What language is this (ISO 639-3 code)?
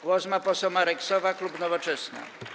pol